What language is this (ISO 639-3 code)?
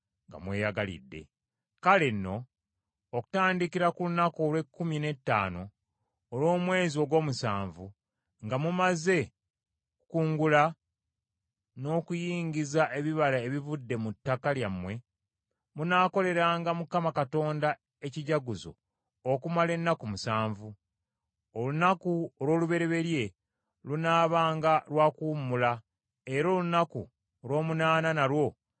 lug